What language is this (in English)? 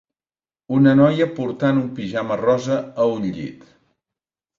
Catalan